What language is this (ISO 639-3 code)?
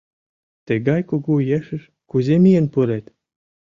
chm